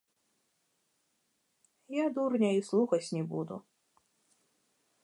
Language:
Belarusian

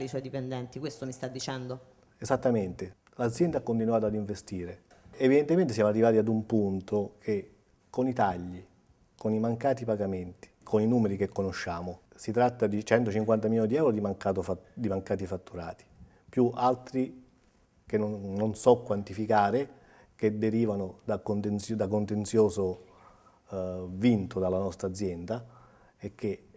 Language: Italian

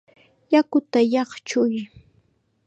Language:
Chiquián Ancash Quechua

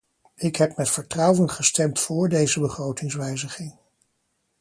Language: Dutch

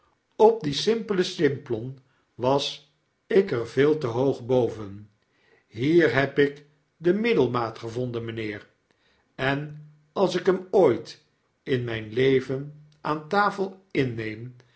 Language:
Dutch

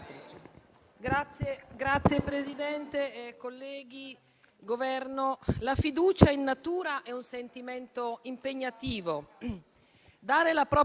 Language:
Italian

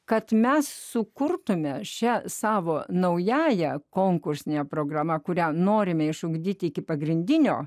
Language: Lithuanian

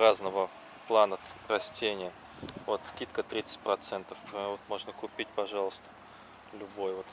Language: Russian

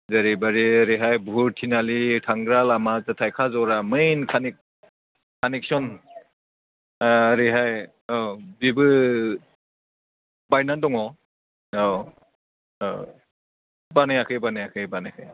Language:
Bodo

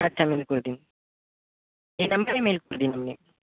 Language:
Bangla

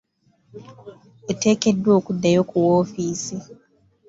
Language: Ganda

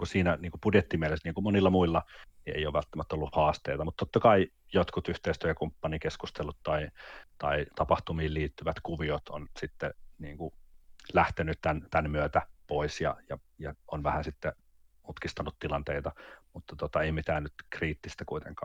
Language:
Finnish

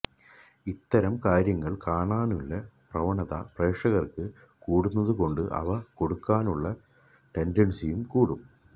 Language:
Malayalam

